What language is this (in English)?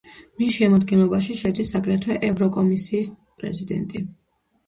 Georgian